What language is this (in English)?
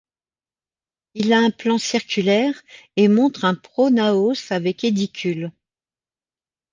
French